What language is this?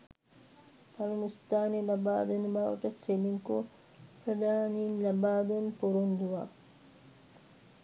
Sinhala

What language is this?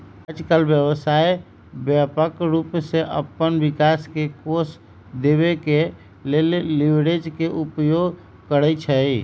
Magahi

